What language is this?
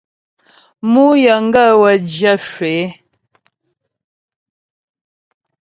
Ghomala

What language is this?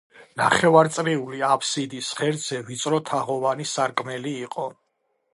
Georgian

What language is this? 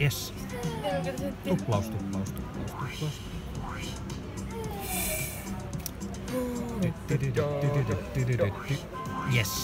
Finnish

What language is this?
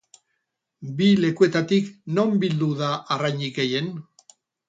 Basque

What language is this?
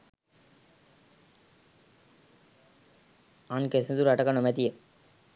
Sinhala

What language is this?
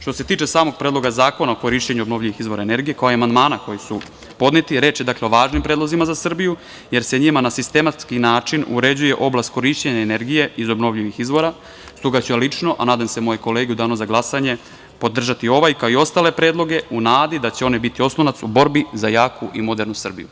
Serbian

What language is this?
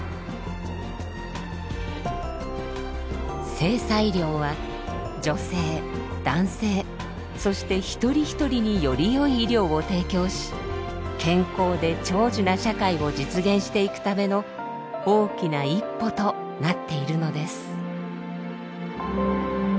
Japanese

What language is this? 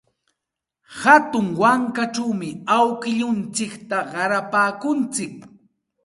Santa Ana de Tusi Pasco Quechua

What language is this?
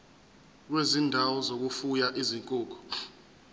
Zulu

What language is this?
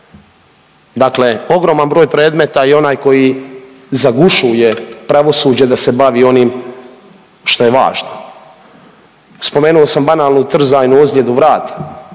Croatian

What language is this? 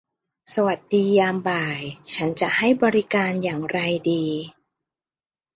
Thai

